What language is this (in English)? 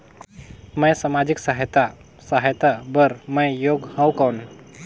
Chhattisgarhi